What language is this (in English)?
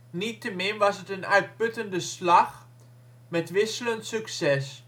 Dutch